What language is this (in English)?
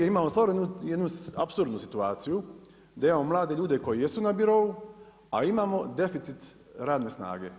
Croatian